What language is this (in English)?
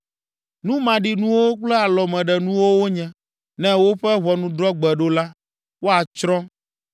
Ewe